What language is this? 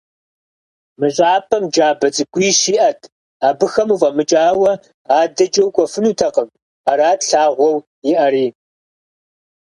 Kabardian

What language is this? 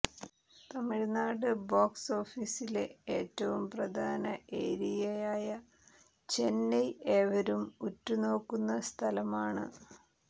Malayalam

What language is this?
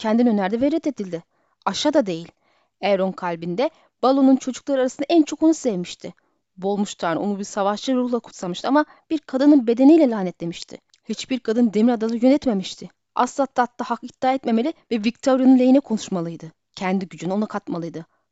Turkish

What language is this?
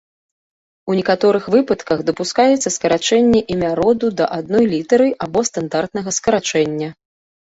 Belarusian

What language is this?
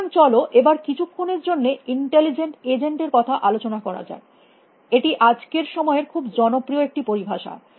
Bangla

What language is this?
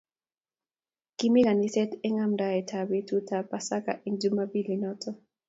Kalenjin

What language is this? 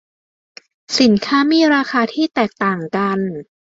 Thai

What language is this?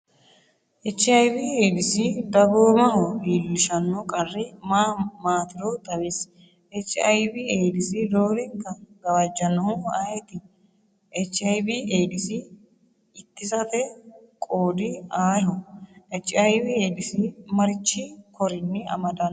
Sidamo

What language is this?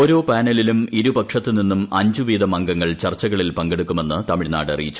Malayalam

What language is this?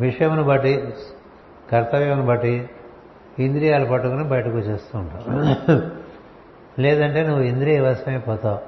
Telugu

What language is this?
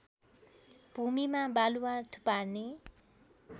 Nepali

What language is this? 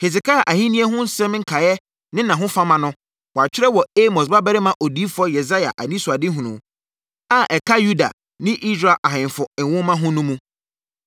Akan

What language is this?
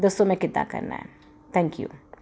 Punjabi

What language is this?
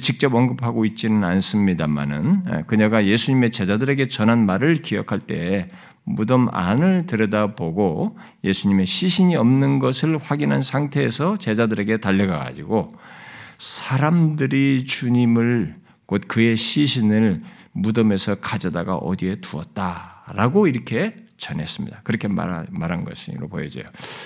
Korean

